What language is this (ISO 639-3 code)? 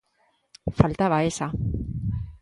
glg